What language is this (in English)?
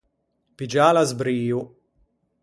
Ligurian